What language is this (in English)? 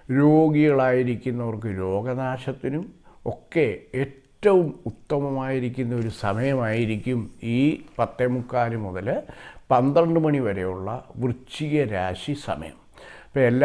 Korean